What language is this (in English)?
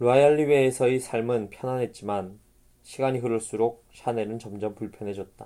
Korean